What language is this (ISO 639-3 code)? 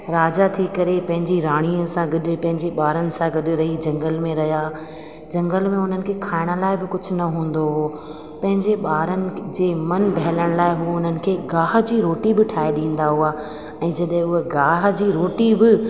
snd